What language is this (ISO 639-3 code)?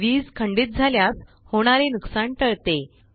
mar